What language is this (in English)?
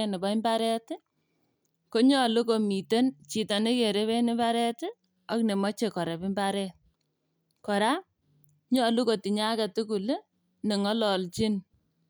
Kalenjin